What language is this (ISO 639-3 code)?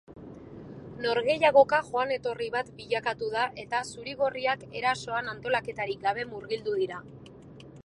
eus